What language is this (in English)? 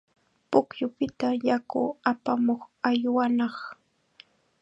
Chiquián Ancash Quechua